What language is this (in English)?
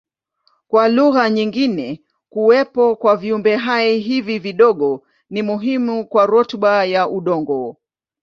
Swahili